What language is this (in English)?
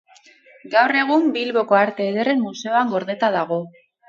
Basque